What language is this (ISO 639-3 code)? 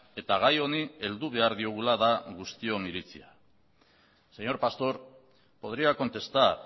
eus